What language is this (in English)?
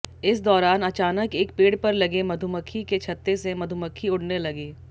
Hindi